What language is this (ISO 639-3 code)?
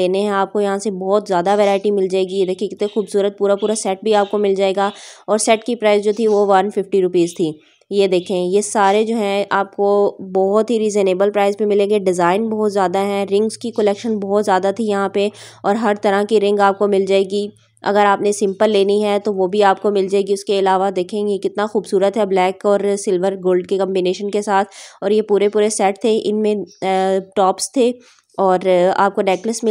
hin